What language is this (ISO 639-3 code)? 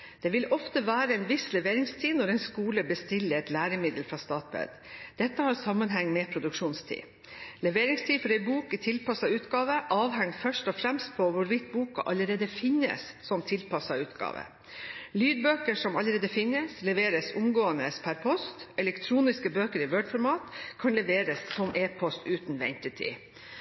nob